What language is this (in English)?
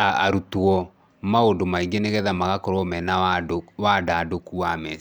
Kikuyu